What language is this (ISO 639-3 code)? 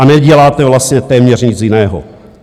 ces